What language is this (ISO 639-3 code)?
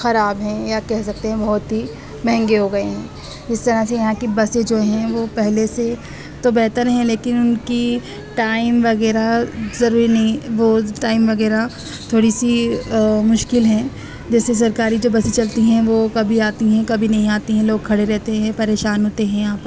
urd